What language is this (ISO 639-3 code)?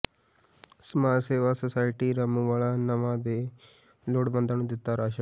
pan